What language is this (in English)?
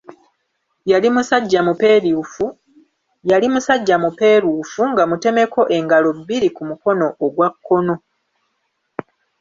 Ganda